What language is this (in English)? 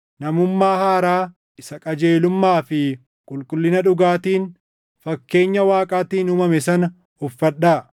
Oromo